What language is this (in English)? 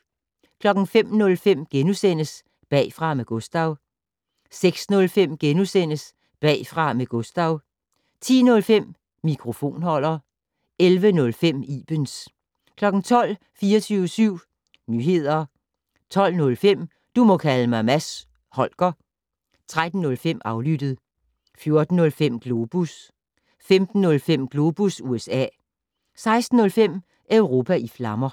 Danish